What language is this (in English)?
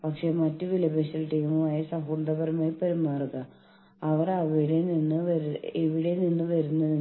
Malayalam